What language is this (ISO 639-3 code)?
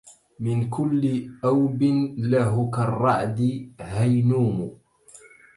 ara